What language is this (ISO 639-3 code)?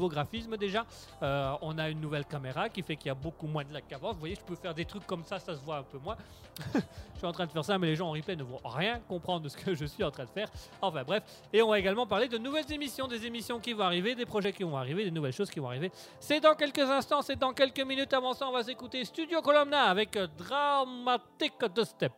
fra